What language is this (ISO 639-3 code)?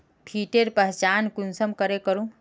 mag